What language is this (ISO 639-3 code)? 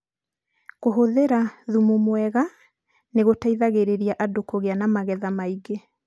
kik